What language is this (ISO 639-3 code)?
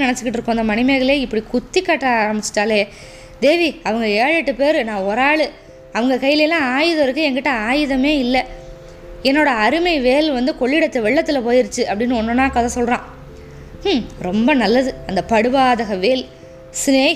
tam